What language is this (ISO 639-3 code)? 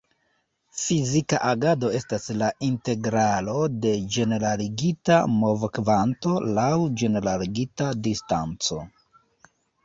epo